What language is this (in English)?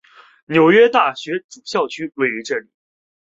Chinese